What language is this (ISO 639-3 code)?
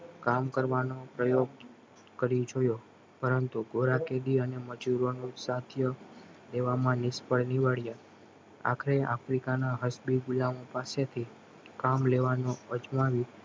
guj